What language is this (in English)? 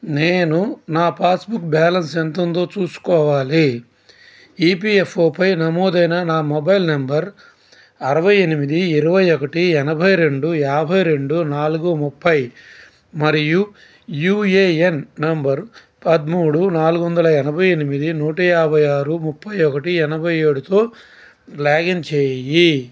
Telugu